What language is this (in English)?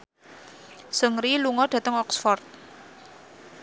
Javanese